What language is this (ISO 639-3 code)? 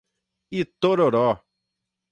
por